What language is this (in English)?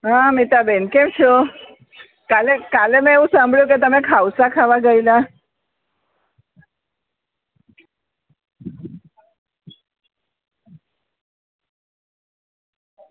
Gujarati